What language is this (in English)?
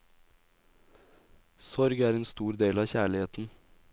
Norwegian